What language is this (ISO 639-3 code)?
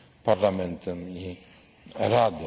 pol